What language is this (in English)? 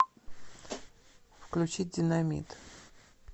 Russian